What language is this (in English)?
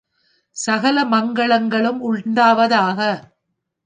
Tamil